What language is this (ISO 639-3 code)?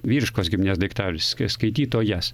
lit